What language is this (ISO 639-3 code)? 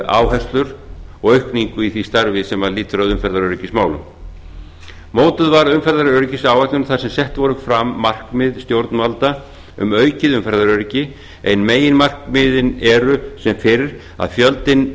isl